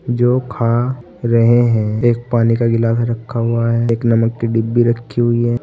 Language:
Hindi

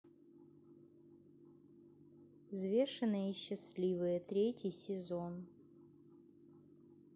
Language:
Russian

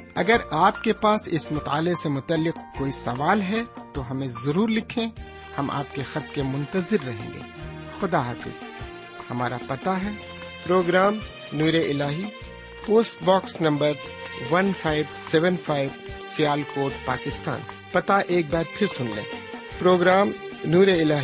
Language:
Urdu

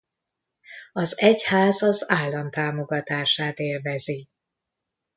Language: Hungarian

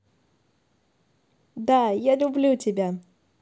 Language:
Russian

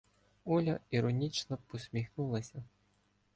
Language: Ukrainian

